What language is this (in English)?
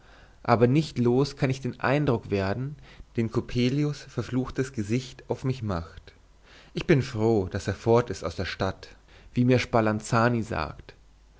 German